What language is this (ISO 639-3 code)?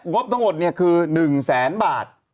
tha